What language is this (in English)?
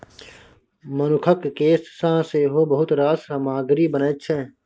Maithili